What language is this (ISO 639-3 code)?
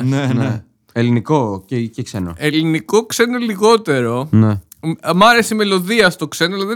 ell